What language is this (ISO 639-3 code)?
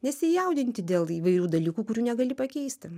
lit